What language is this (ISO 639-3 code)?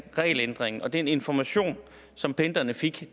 dan